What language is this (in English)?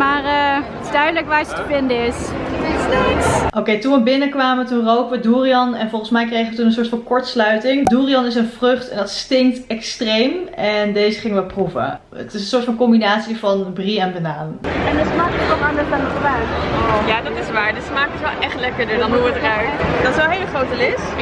Dutch